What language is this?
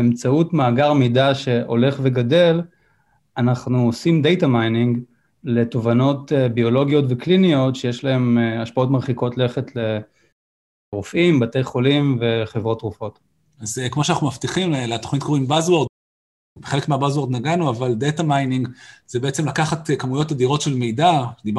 Hebrew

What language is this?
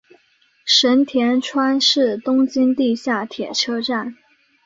Chinese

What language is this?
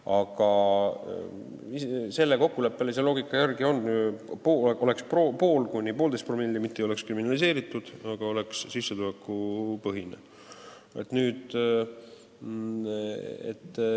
Estonian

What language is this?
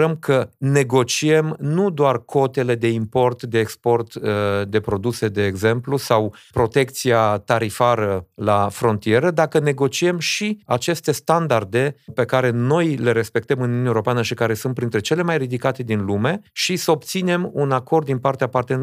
Romanian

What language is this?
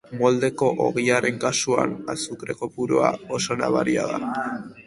Basque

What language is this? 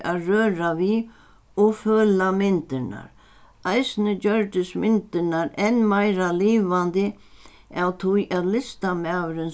Faroese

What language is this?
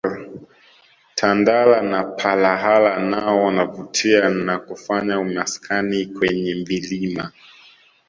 Swahili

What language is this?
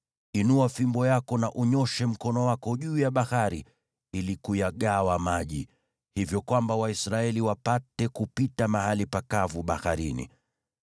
Swahili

